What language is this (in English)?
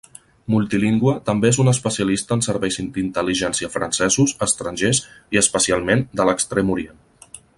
Catalan